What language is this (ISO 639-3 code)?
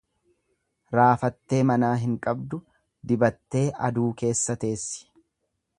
orm